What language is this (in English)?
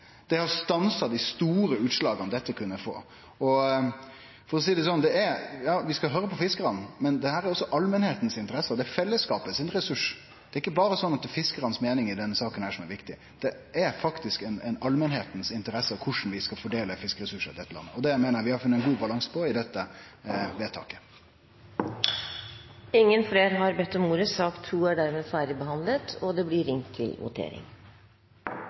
Norwegian